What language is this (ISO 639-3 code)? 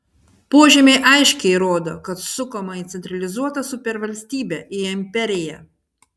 lit